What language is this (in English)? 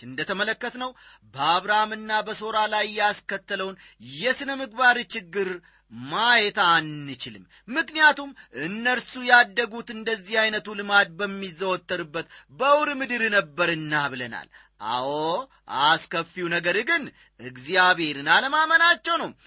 Amharic